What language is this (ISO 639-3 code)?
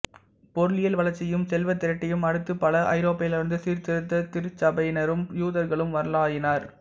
tam